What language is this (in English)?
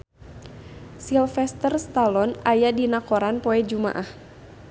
Sundanese